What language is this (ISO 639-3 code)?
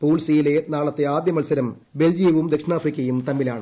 mal